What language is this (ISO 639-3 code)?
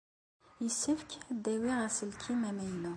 kab